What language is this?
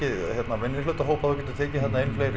Icelandic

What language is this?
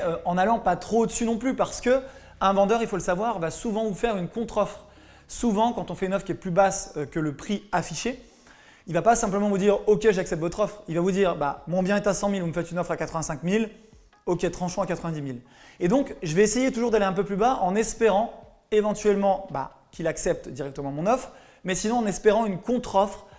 French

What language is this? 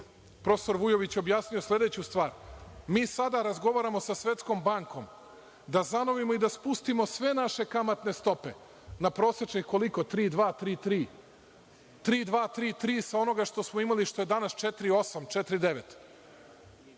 Serbian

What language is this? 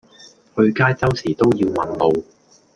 Cantonese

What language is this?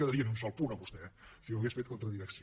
Catalan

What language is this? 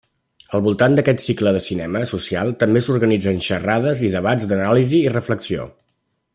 Catalan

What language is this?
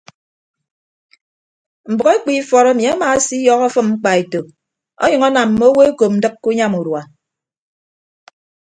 Ibibio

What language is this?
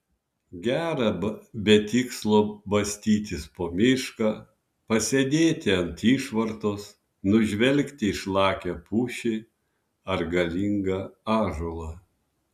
Lithuanian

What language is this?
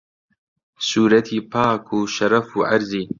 Central Kurdish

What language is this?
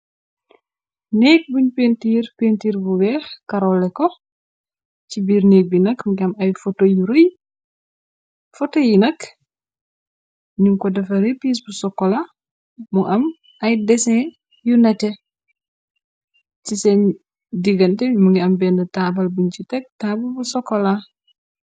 Wolof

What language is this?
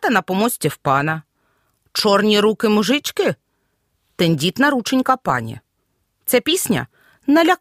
Ukrainian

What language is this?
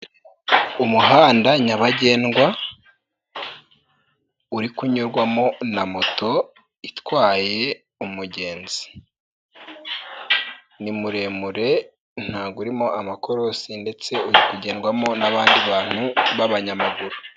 Kinyarwanda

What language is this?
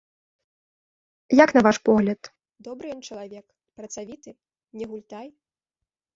Belarusian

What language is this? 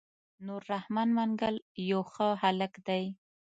Pashto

